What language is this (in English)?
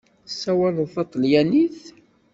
Kabyle